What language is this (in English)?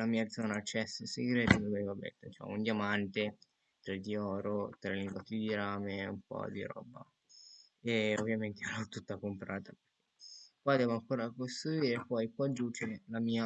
Italian